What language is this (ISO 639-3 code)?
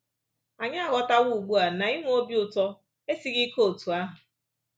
ibo